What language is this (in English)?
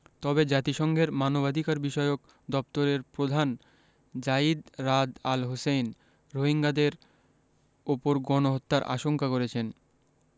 Bangla